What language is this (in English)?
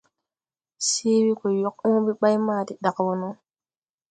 Tupuri